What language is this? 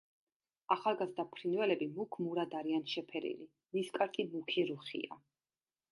Georgian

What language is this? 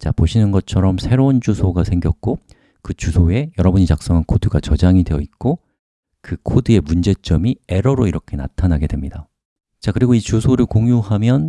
Korean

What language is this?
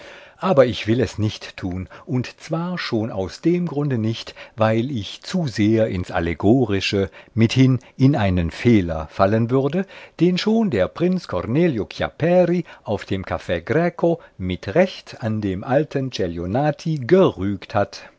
German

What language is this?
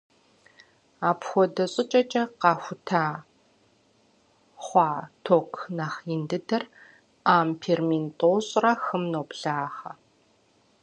Kabardian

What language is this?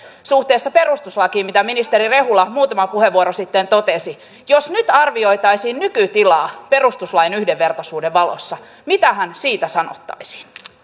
Finnish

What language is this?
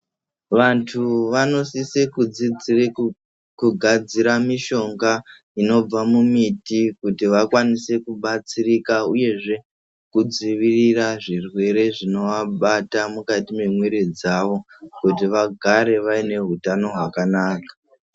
Ndau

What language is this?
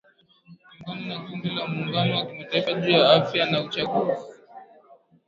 Swahili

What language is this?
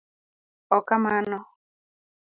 Luo (Kenya and Tanzania)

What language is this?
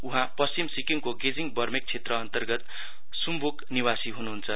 Nepali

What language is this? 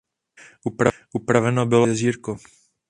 Czech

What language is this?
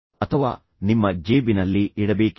Kannada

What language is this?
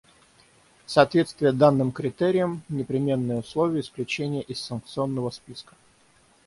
Russian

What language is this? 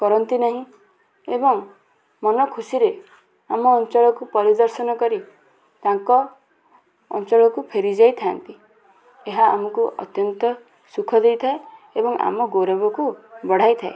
Odia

